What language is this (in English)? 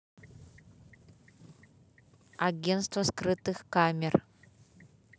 Russian